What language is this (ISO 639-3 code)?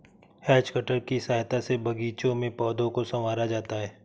hin